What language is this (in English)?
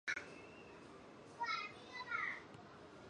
Chinese